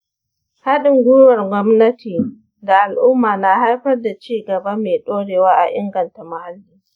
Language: Hausa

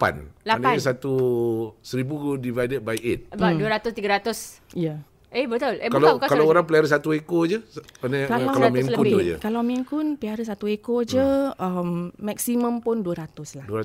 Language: Malay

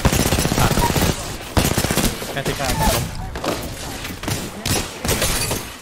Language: Thai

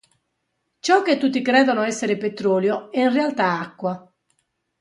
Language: Italian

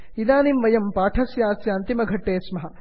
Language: Sanskrit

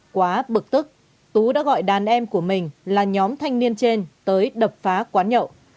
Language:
Vietnamese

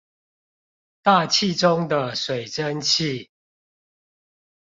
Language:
Chinese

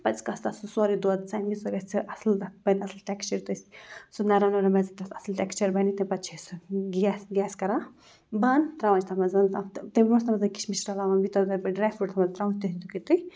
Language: Kashmiri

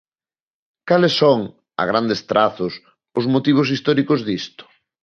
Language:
Galician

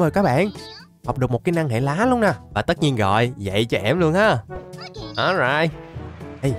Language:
Vietnamese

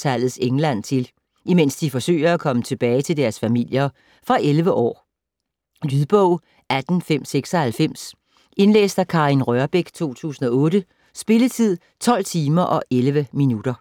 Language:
Danish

